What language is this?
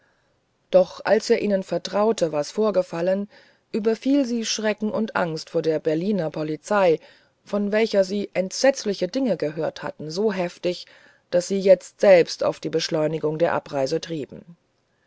German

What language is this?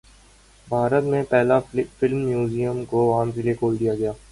Urdu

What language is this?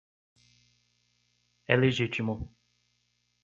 Portuguese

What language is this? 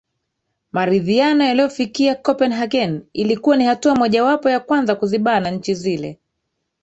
Swahili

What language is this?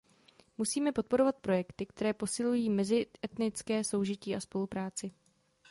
Czech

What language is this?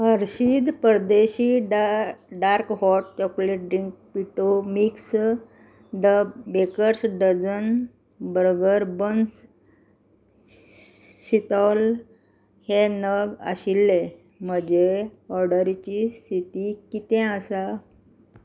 Konkani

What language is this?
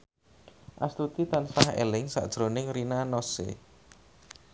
Javanese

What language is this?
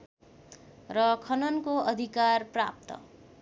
Nepali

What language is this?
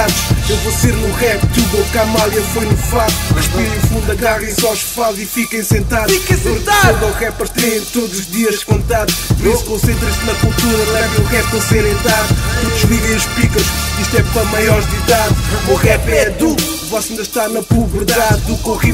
Portuguese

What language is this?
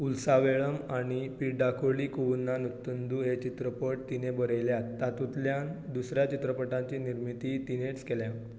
Konkani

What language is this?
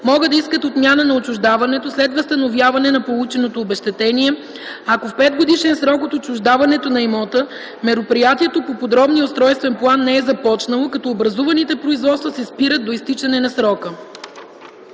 Bulgarian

